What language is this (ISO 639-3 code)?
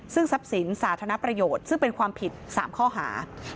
tha